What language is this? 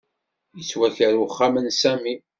Kabyle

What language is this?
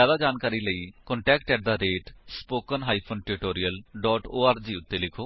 Punjabi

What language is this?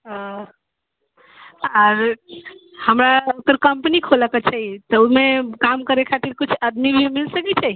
Maithili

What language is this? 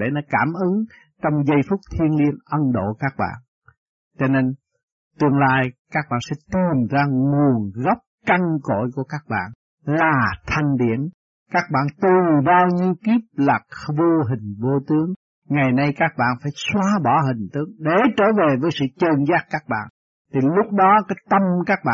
Vietnamese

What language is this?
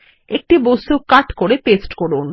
Bangla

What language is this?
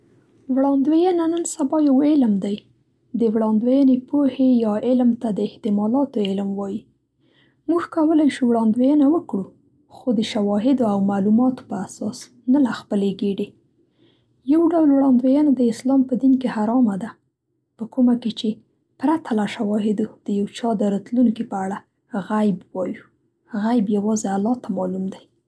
Central Pashto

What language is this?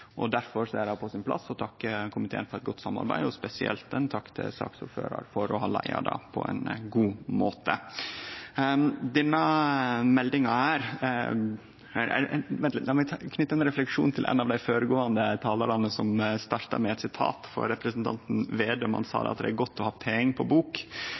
Norwegian Nynorsk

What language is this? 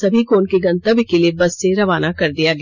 Hindi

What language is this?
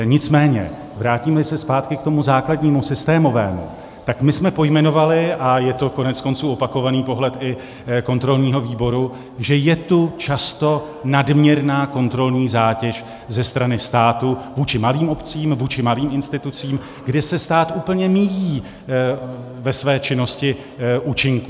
Czech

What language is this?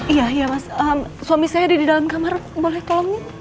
Indonesian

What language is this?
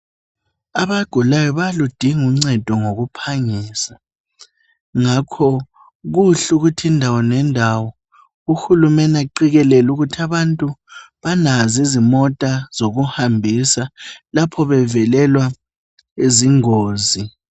North Ndebele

